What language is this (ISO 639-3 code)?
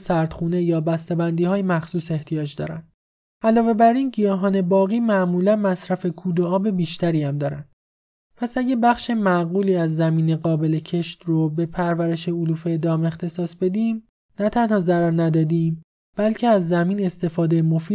fas